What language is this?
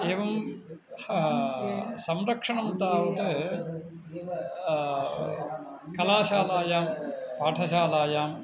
Sanskrit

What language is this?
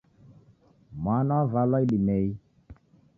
Taita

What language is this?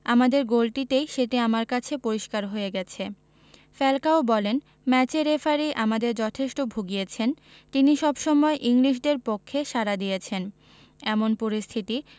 Bangla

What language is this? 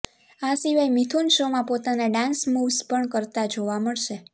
Gujarati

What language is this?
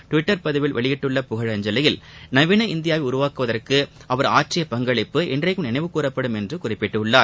Tamil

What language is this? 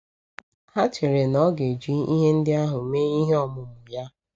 Igbo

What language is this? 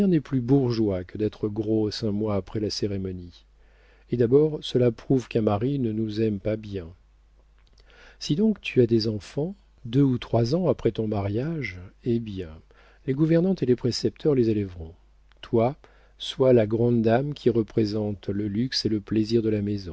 French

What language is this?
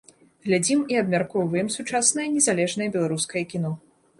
Belarusian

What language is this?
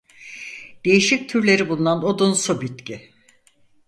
Turkish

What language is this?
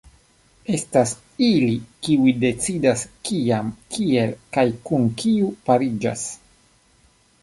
Esperanto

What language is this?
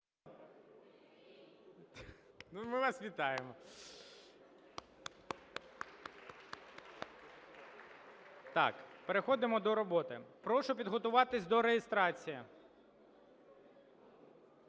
Ukrainian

